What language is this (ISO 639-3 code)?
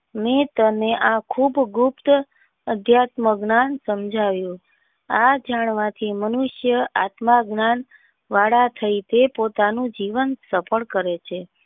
guj